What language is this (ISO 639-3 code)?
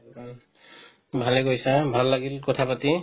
asm